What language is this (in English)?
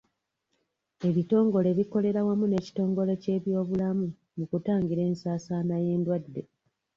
Ganda